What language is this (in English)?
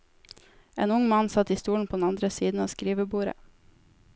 Norwegian